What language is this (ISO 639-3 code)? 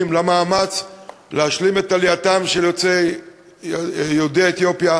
heb